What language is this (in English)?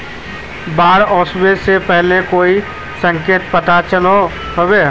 Magahi